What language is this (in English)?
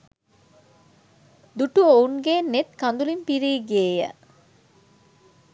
Sinhala